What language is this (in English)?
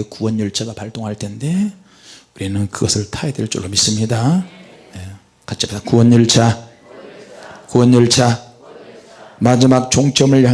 Korean